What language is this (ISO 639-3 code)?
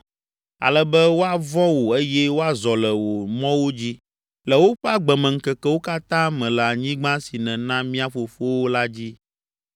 ewe